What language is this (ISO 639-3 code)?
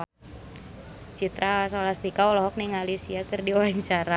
sun